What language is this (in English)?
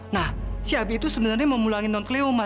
Indonesian